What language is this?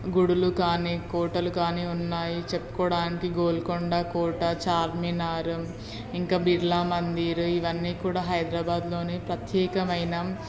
Telugu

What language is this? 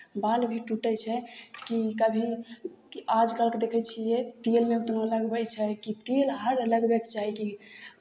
Maithili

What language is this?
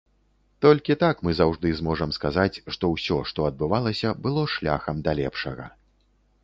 Belarusian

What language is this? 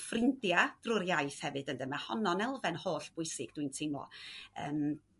Welsh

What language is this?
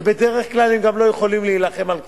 Hebrew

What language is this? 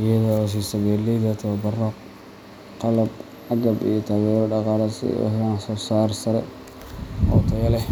Somali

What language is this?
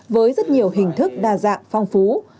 Vietnamese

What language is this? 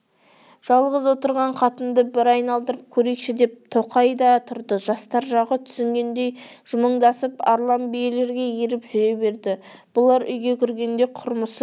Kazakh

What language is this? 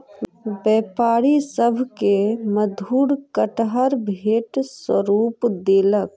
Maithili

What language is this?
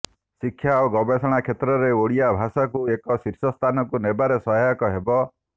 Odia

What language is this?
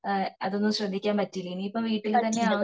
Malayalam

